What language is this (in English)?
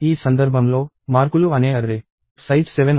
Telugu